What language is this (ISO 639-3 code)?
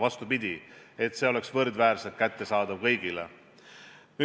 est